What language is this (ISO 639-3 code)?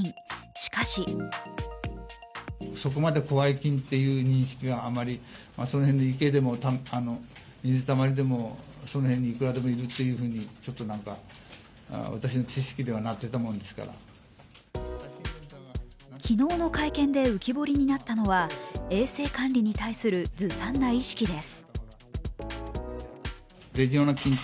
jpn